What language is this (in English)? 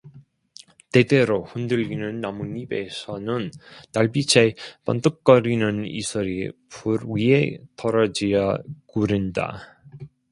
Korean